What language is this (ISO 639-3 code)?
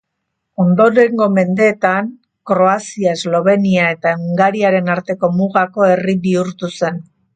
eus